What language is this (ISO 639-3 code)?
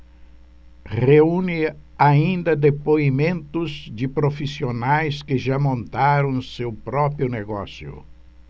por